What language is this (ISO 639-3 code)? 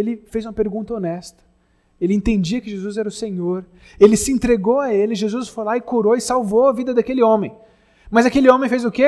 por